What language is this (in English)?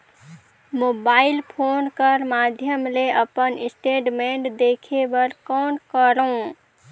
Chhattisgarhi